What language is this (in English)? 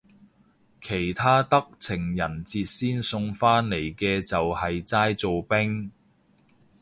Cantonese